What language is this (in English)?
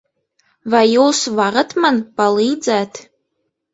Latvian